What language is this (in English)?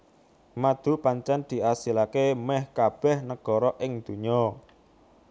Javanese